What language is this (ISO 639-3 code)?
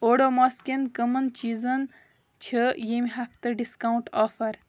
kas